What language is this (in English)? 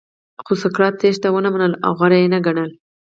Pashto